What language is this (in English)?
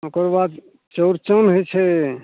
Maithili